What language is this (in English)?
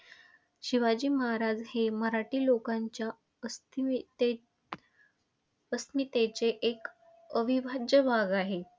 Marathi